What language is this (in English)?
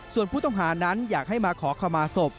Thai